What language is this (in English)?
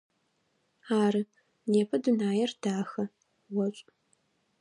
Adyghe